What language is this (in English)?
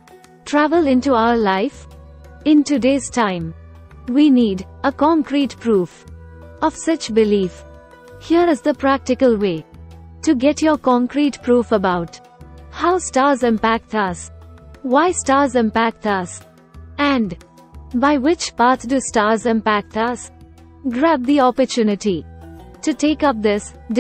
English